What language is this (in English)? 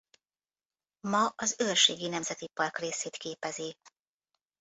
Hungarian